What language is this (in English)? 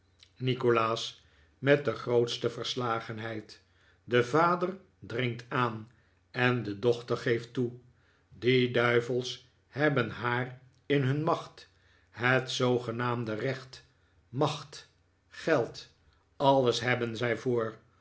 Dutch